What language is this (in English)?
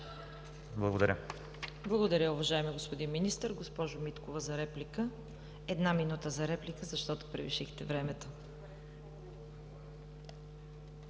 Bulgarian